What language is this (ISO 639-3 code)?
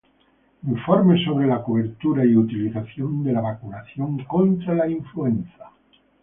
spa